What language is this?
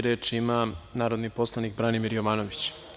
Serbian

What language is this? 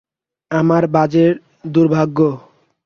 Bangla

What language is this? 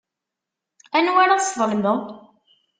Kabyle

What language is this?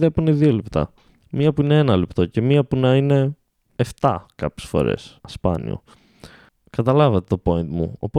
Greek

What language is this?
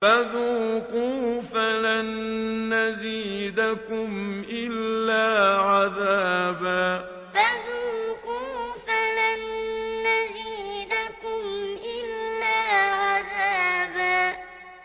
Arabic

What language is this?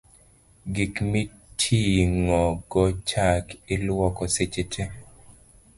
Luo (Kenya and Tanzania)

